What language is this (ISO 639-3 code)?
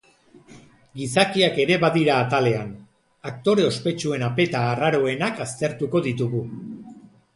eus